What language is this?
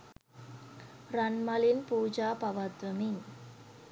Sinhala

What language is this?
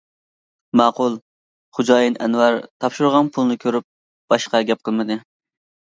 Uyghur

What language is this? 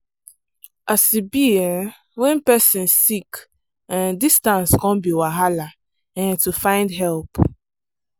Nigerian Pidgin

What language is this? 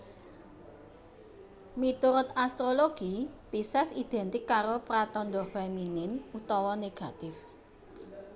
Javanese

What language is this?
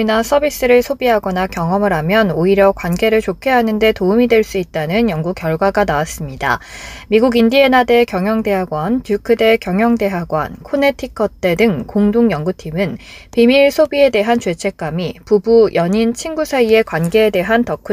Korean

